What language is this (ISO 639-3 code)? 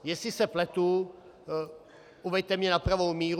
ces